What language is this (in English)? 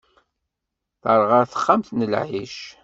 Kabyle